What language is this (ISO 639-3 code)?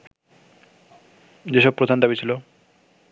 ben